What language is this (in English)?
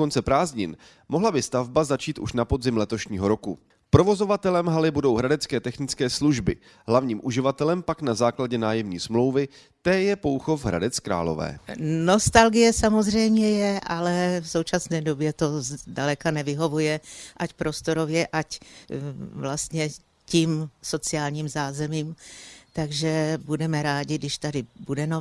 Czech